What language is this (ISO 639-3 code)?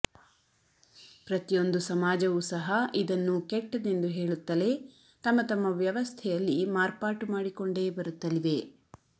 kan